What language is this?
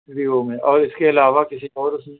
Urdu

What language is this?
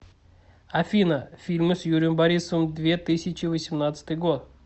Russian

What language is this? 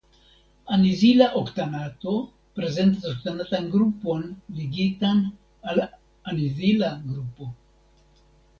Esperanto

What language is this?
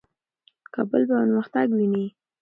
Pashto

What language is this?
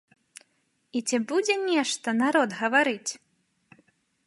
Belarusian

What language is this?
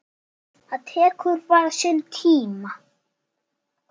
Icelandic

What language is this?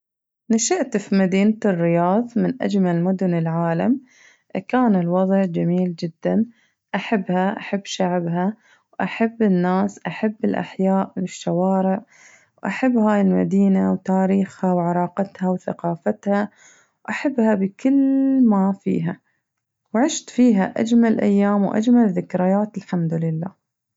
Najdi Arabic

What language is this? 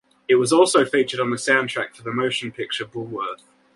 English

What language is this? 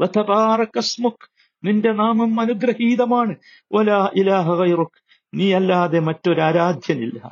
Malayalam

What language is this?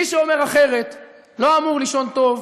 Hebrew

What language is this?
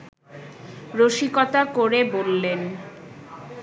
Bangla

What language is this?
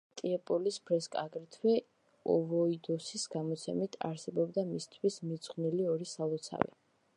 Georgian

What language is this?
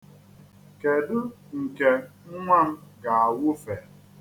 Igbo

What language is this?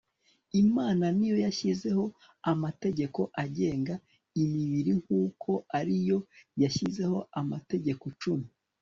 Kinyarwanda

